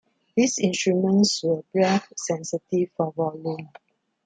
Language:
English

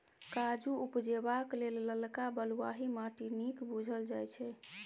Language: Maithili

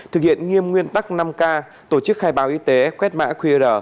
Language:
Vietnamese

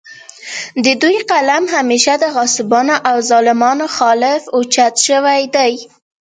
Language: Pashto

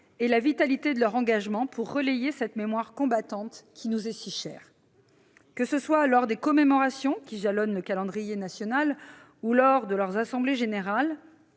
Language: French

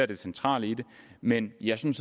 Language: Danish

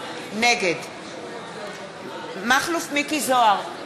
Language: Hebrew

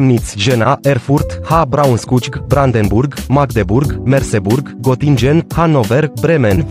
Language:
Romanian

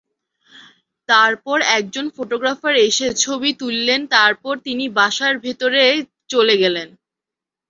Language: Bangla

